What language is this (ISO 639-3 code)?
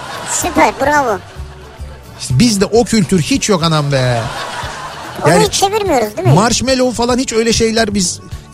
tur